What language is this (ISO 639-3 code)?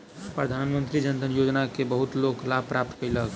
mai